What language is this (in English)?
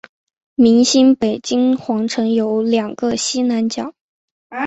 Chinese